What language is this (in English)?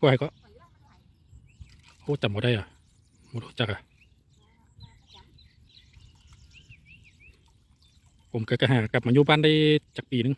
Thai